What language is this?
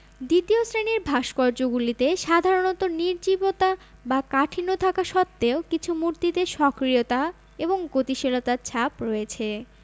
Bangla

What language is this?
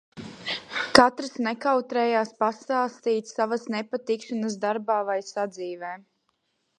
Latvian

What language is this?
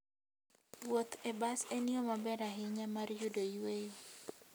Luo (Kenya and Tanzania)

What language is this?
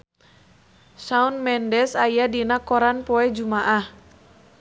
Sundanese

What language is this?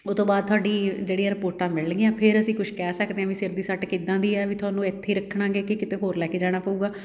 Punjabi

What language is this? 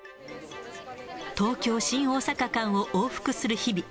Japanese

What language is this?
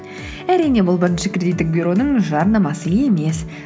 Kazakh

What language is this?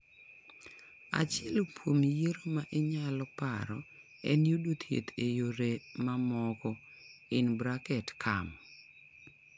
Luo (Kenya and Tanzania)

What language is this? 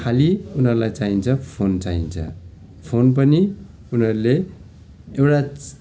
Nepali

